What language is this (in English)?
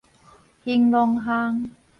Min Nan Chinese